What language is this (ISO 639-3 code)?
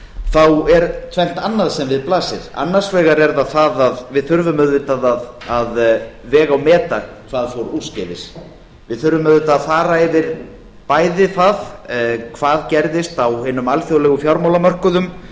isl